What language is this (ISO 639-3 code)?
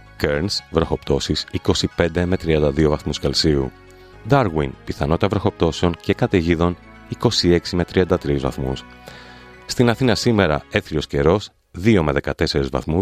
ell